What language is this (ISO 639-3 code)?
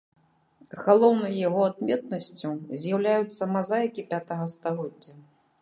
bel